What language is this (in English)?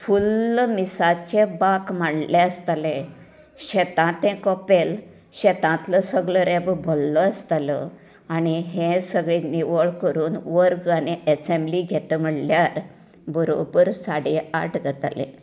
Konkani